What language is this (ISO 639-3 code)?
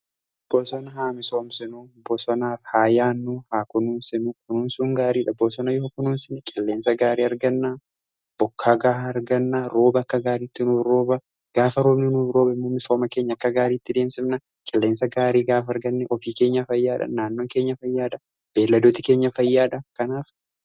orm